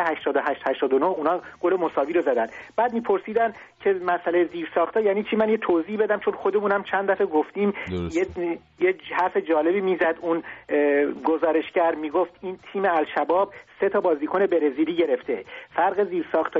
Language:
Persian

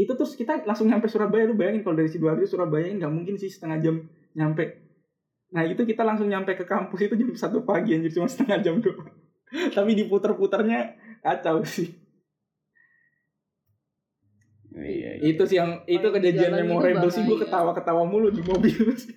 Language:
Indonesian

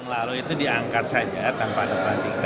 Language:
Indonesian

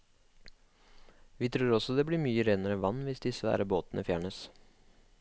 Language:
Norwegian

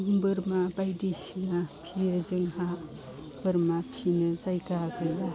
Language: Bodo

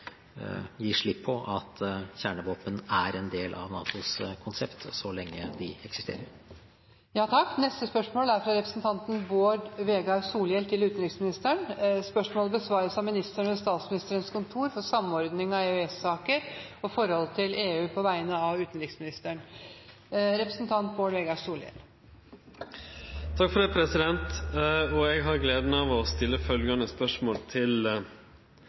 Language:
Norwegian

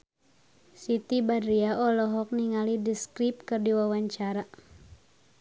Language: Sundanese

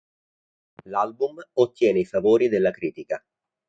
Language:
Italian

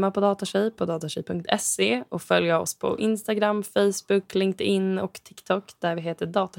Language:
Swedish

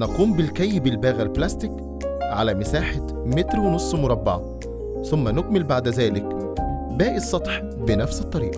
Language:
Arabic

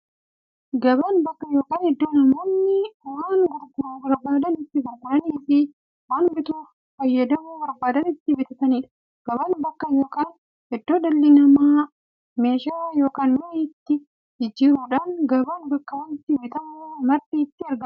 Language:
Oromo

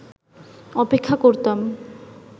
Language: Bangla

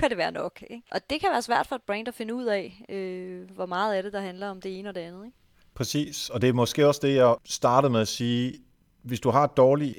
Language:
Danish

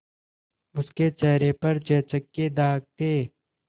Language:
Hindi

